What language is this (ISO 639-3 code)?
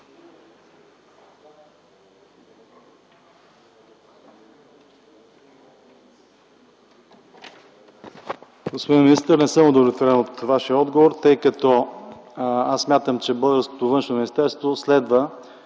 bul